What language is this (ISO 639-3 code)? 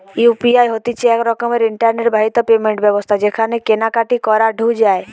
ben